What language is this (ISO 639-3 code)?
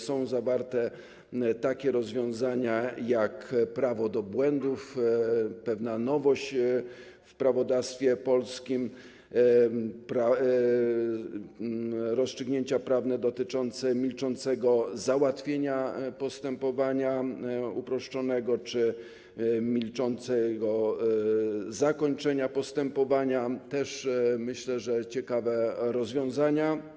pol